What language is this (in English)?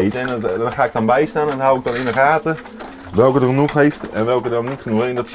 Dutch